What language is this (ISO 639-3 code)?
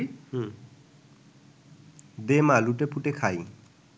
ben